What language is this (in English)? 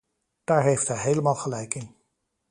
Dutch